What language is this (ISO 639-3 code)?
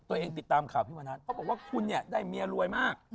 tha